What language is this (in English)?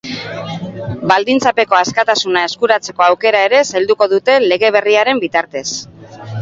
Basque